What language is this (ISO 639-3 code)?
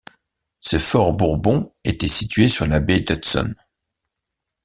fra